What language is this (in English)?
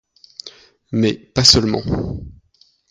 French